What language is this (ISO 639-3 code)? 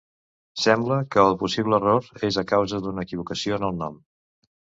cat